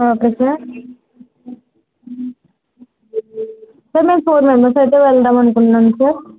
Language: Telugu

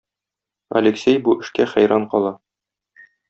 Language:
Tatar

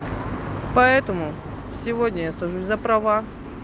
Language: Russian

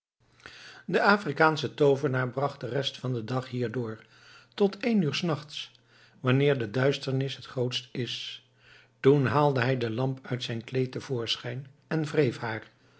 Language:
Dutch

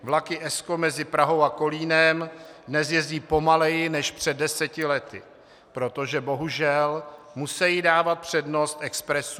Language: Czech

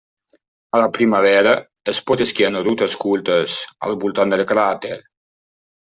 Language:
Catalan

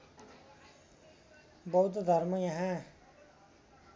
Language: Nepali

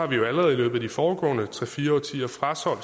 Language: Danish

